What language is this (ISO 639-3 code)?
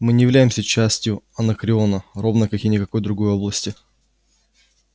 rus